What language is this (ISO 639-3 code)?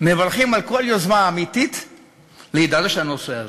heb